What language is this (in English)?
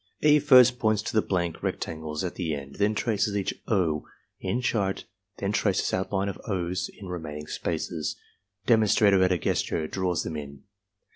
English